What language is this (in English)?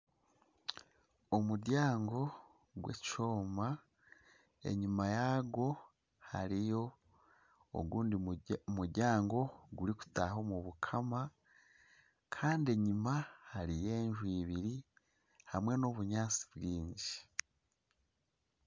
Nyankole